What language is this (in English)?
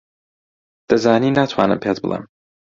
Central Kurdish